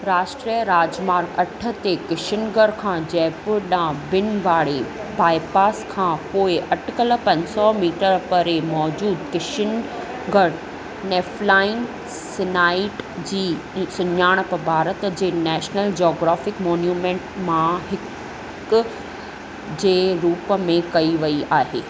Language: Sindhi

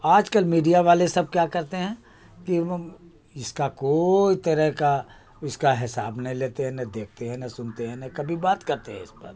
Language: Urdu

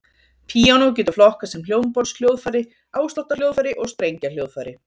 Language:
Icelandic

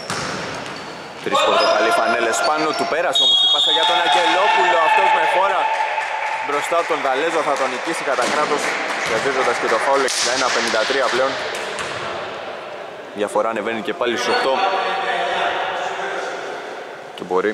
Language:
Greek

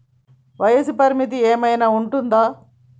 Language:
Telugu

